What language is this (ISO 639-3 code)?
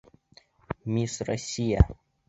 bak